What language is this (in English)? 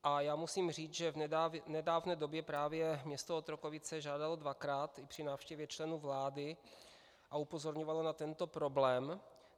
Czech